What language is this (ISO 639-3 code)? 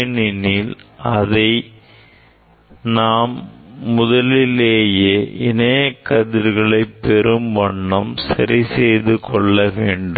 tam